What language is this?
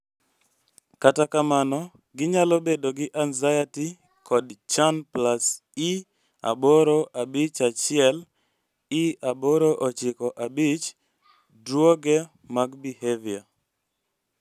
Luo (Kenya and Tanzania)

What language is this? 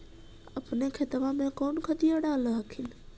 Magahi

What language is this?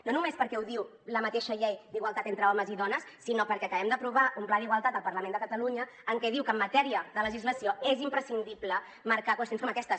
Catalan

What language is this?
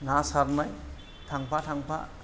Bodo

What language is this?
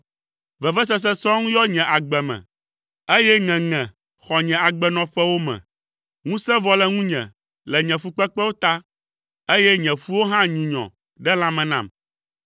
Ewe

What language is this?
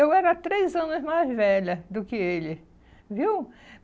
Portuguese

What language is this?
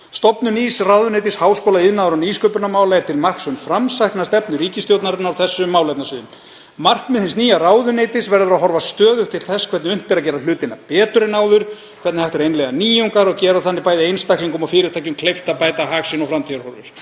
Icelandic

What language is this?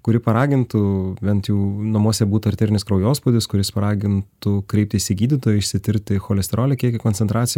Lithuanian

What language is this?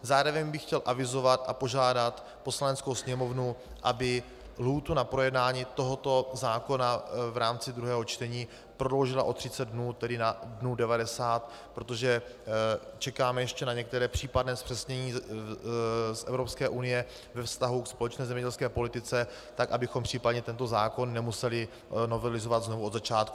Czech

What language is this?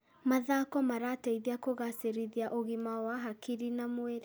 Kikuyu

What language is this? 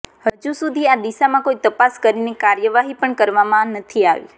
Gujarati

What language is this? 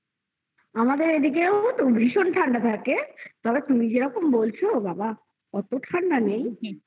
Bangla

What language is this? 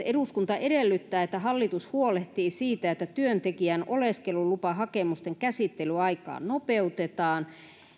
Finnish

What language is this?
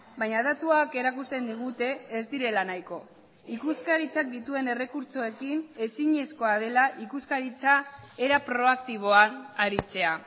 Basque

